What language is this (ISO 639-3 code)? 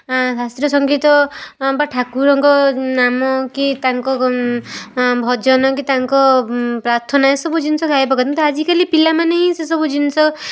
ori